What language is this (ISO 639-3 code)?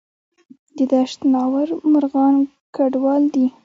pus